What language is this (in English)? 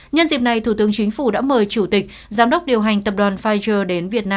Vietnamese